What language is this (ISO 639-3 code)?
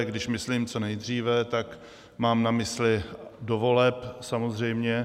ces